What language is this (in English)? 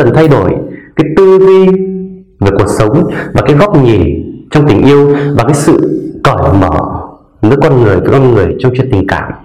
Vietnamese